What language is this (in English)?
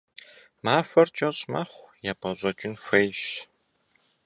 Kabardian